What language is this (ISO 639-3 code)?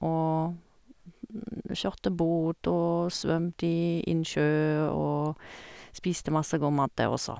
nor